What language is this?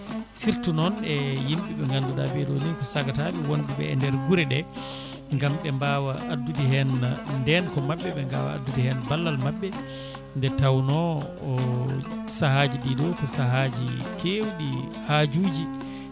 Fula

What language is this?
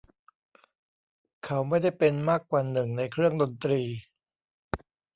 Thai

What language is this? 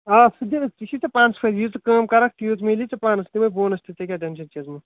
Kashmiri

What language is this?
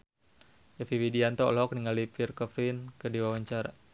Sundanese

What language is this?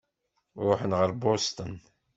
Kabyle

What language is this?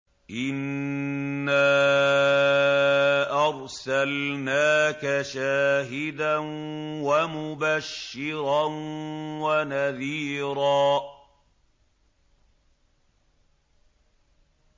Arabic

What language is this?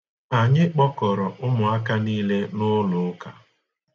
Igbo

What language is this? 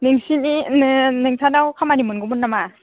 Bodo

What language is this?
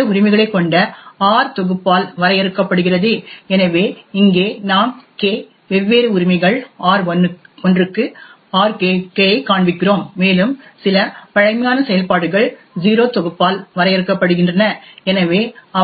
Tamil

